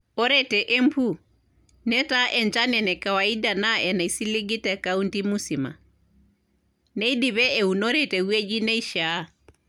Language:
Masai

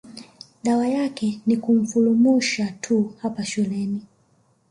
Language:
Swahili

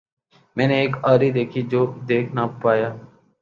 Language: Urdu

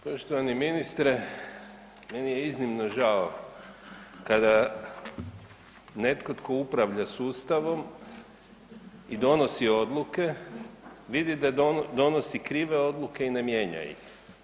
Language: Croatian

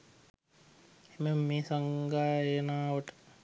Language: Sinhala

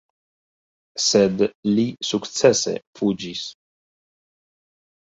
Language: Esperanto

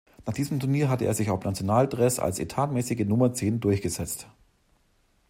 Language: German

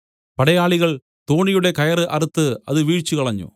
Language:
Malayalam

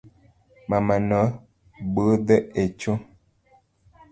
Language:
Luo (Kenya and Tanzania)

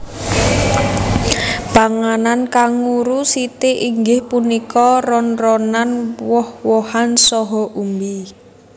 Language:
Javanese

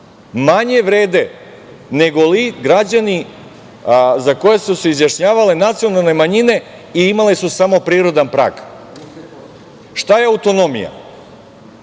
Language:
Serbian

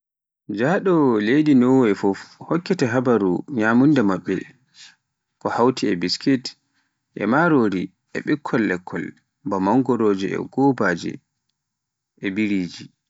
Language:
Pular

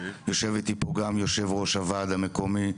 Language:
Hebrew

